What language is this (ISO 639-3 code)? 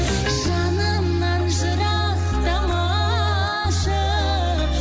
kaz